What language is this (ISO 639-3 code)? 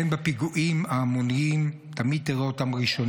heb